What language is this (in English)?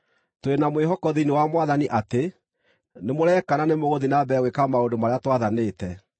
Kikuyu